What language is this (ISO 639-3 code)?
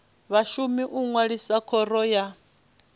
ven